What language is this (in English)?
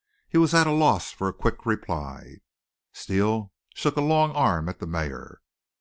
English